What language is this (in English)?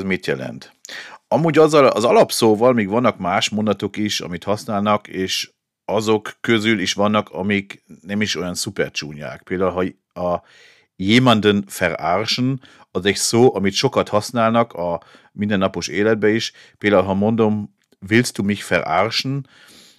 Hungarian